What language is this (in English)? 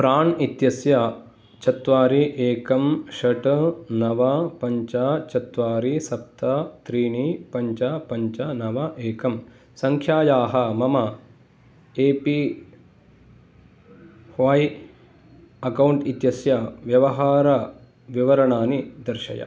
Sanskrit